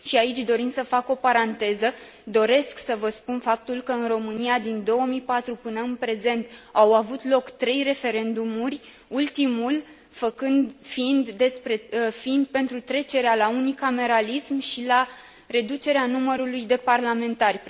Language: Romanian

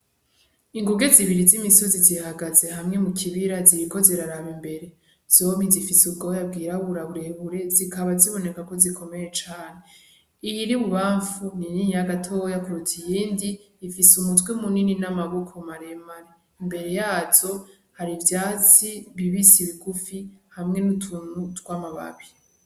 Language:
Rundi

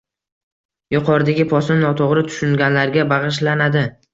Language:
Uzbek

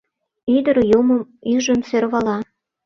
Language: Mari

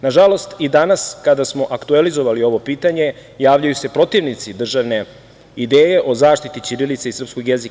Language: Serbian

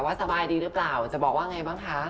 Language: Thai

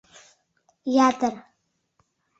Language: Mari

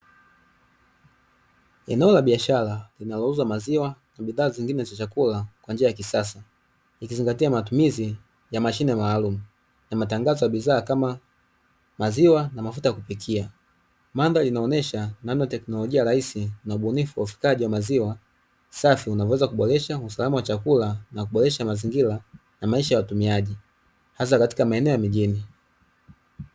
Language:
Swahili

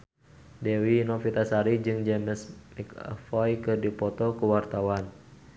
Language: Sundanese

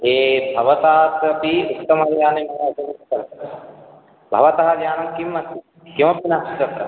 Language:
Sanskrit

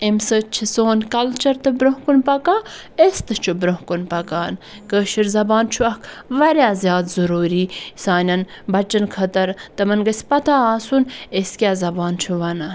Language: Kashmiri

